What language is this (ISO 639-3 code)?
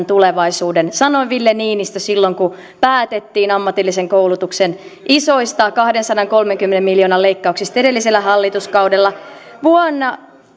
fin